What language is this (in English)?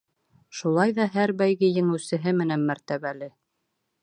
Bashkir